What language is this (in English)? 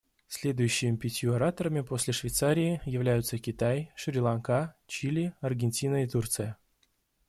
Russian